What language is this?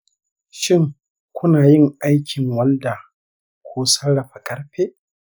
Hausa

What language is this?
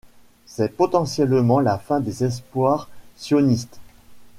French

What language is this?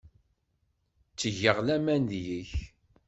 Kabyle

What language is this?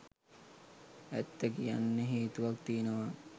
Sinhala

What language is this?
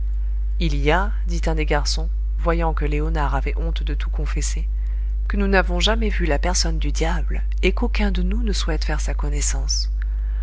French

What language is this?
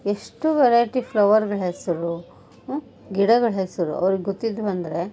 Kannada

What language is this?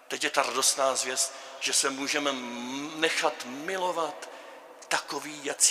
Czech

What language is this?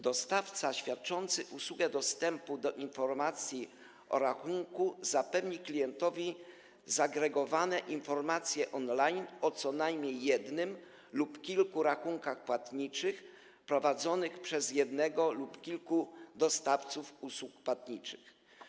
Polish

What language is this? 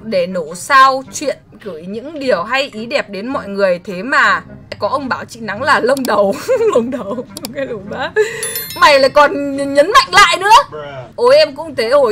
Vietnamese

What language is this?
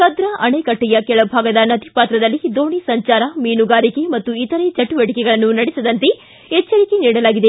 Kannada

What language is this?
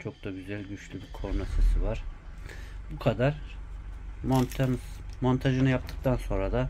Turkish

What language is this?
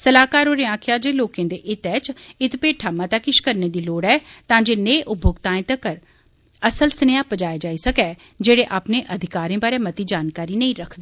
Dogri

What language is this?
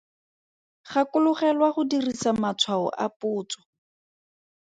Tswana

